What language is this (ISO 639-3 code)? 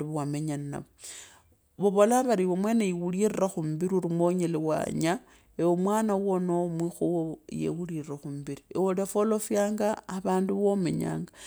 lkb